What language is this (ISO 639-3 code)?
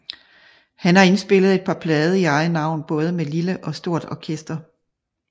dan